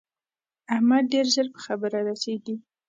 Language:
Pashto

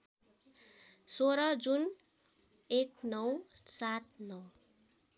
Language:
Nepali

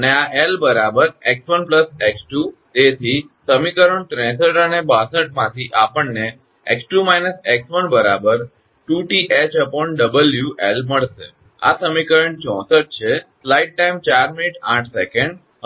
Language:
Gujarati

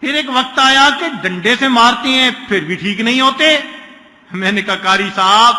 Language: Urdu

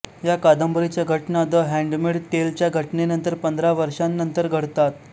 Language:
Marathi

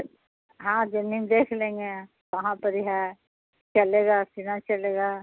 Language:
Urdu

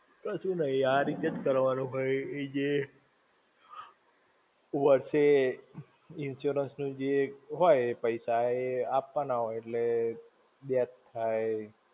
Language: Gujarati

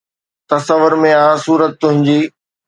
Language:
Sindhi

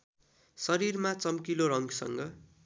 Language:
Nepali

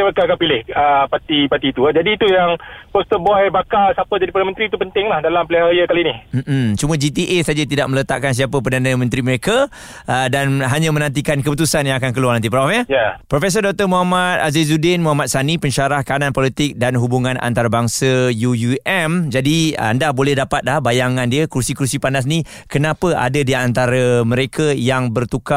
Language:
Malay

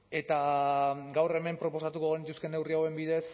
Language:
Basque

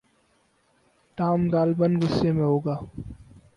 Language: Urdu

